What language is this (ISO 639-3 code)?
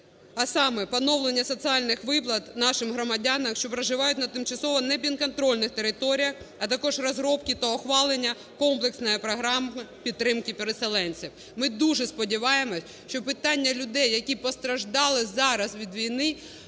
ukr